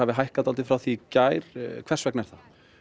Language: Icelandic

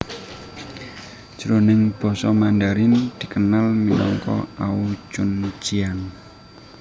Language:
Javanese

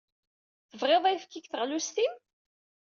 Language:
Kabyle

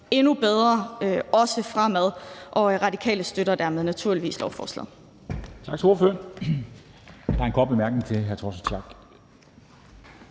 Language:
Danish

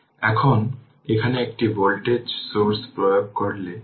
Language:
Bangla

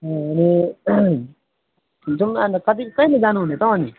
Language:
Nepali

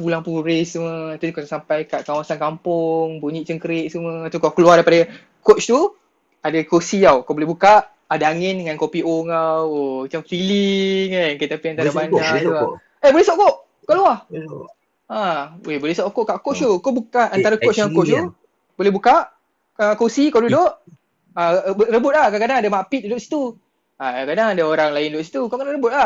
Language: Malay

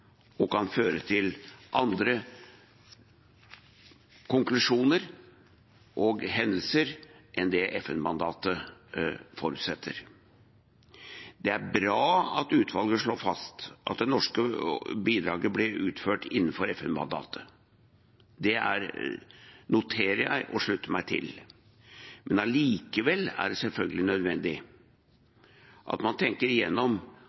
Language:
Norwegian Bokmål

